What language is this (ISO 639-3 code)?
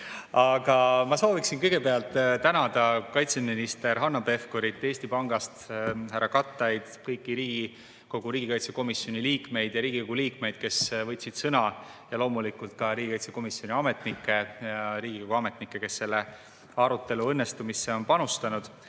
est